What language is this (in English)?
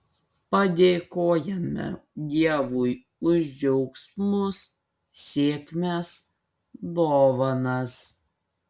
Lithuanian